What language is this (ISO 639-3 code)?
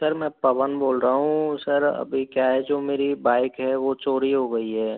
hin